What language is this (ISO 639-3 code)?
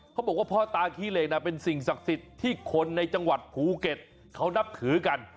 tha